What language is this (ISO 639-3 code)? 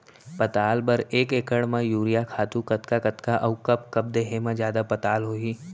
hne